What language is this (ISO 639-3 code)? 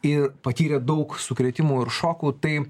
lit